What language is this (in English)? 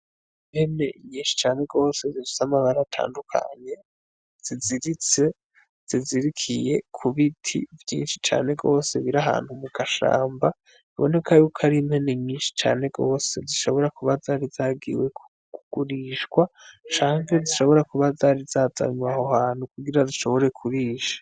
Rundi